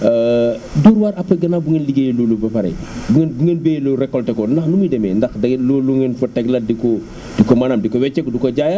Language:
Wolof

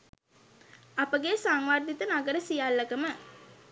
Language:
Sinhala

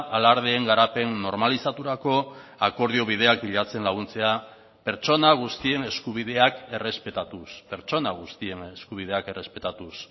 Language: Basque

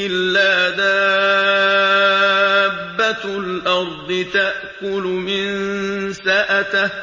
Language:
Arabic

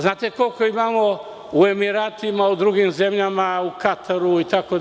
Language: Serbian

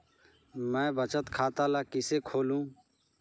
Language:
Chhattisgarhi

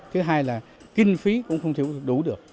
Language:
Vietnamese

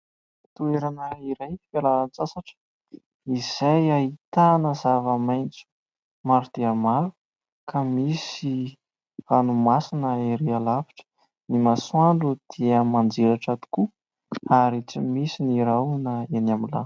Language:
Malagasy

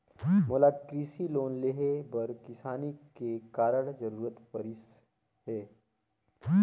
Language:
Chhattisgarhi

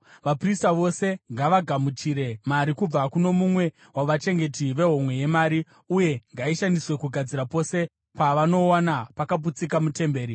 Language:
Shona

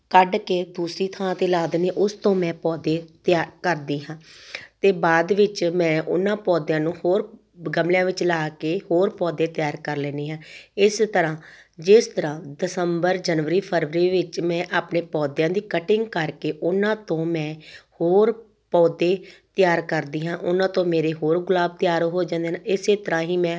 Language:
Punjabi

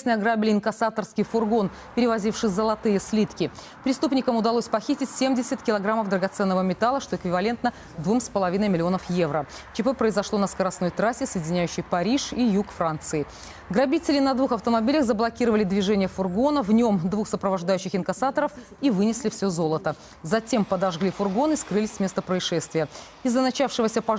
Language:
Russian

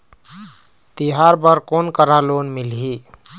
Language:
Chhattisgarhi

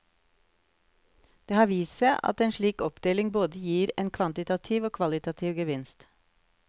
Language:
Norwegian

